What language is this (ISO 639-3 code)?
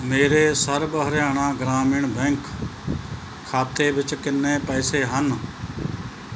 pan